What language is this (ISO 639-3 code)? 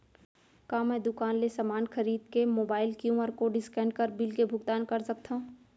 hne